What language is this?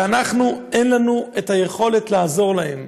Hebrew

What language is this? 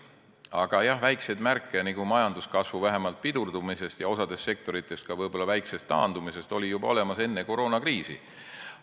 Estonian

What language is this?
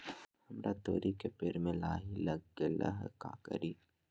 Magahi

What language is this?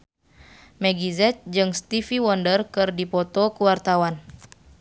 Sundanese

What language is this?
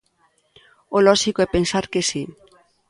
Galician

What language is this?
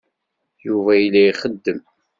Kabyle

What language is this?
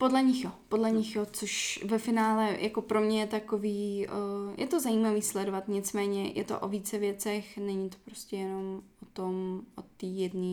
Czech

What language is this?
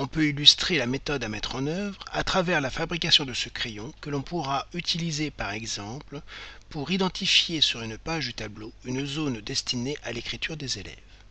French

